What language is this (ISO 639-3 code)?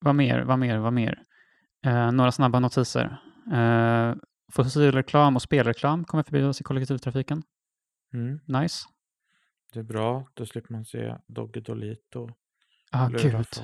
swe